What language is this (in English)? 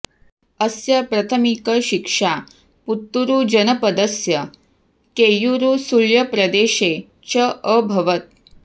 Sanskrit